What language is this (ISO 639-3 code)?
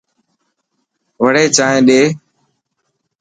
mki